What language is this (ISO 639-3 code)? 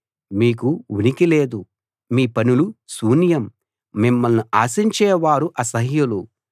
tel